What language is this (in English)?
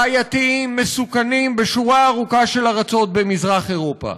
Hebrew